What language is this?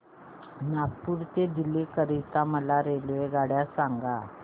Marathi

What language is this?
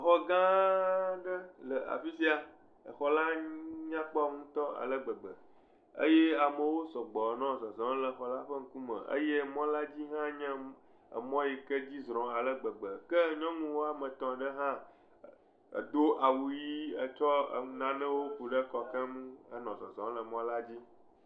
Ewe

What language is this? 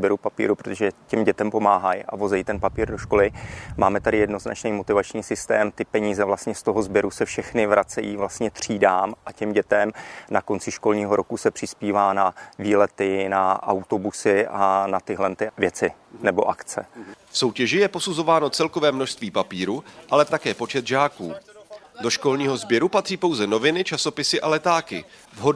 Czech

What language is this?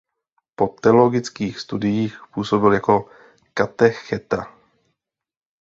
Czech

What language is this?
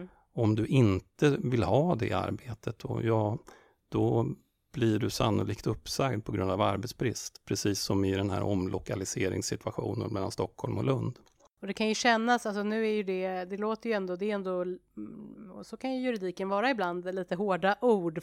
Swedish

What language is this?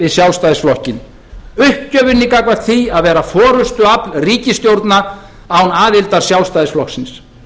Icelandic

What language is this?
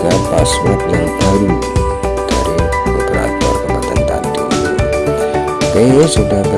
Indonesian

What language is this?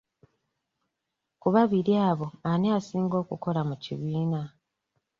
Ganda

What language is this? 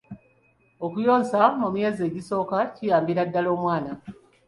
Ganda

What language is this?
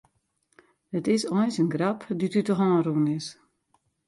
Western Frisian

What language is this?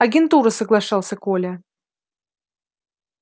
Russian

